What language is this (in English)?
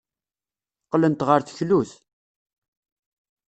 Kabyle